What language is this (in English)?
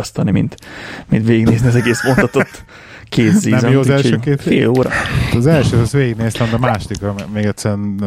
Hungarian